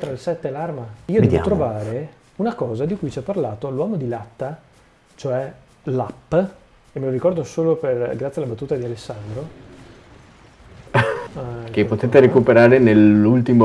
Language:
Italian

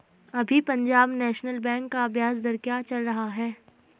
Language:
Hindi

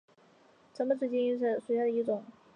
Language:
Chinese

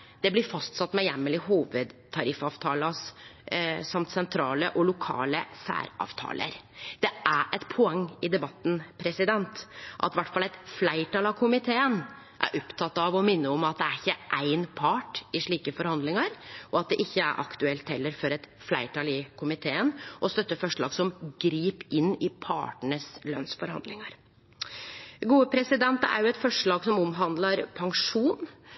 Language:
Norwegian Nynorsk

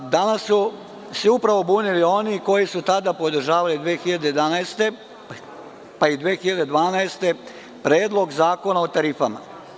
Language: Serbian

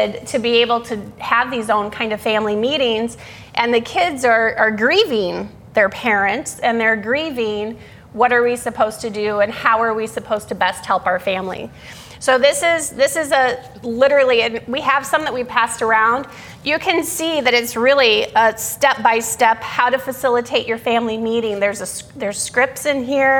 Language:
English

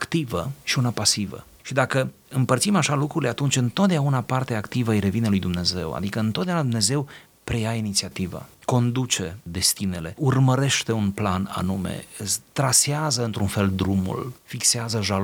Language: Romanian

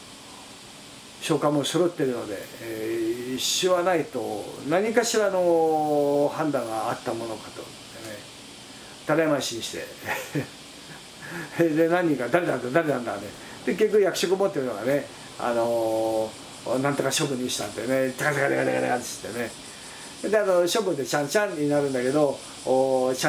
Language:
Japanese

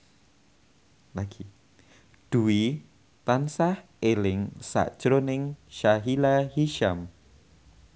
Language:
Javanese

